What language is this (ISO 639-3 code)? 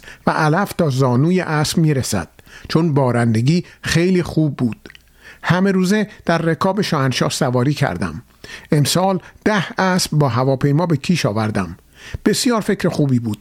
fas